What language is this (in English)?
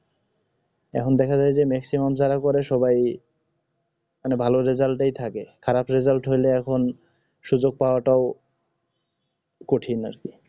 Bangla